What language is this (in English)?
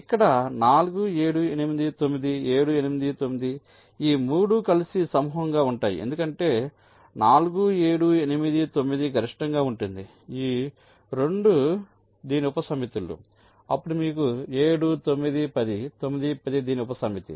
Telugu